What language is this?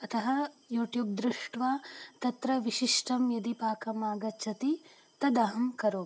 Sanskrit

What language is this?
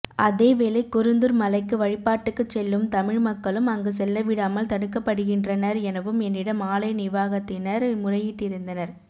Tamil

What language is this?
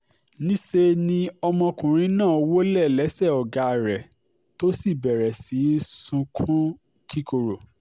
Yoruba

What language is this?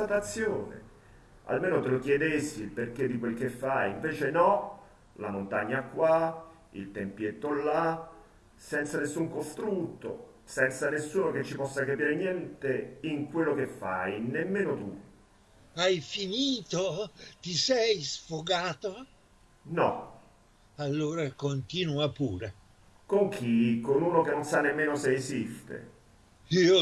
Italian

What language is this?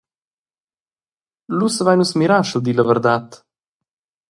Romansh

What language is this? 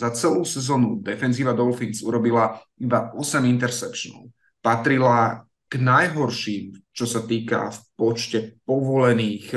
Slovak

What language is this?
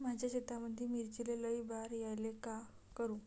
Marathi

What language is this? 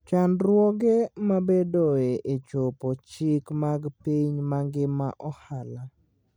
Luo (Kenya and Tanzania)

